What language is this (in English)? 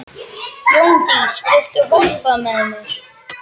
Icelandic